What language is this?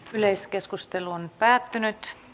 Finnish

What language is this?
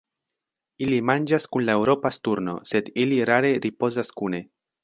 Esperanto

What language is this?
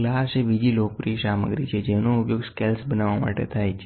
Gujarati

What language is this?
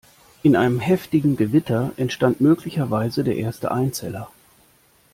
German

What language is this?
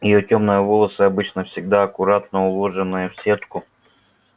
Russian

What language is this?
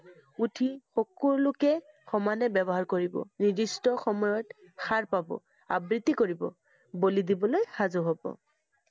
Assamese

